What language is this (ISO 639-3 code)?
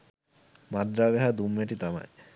sin